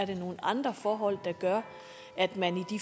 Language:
Danish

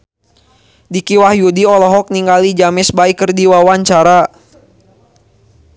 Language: Sundanese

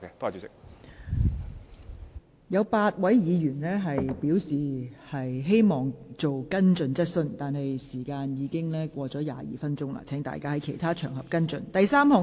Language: Cantonese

